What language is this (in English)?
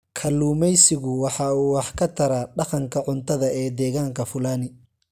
Somali